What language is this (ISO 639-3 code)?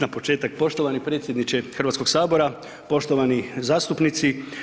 hrv